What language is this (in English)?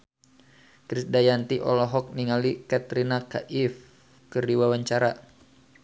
Sundanese